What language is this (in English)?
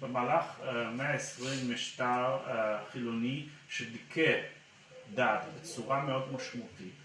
Hebrew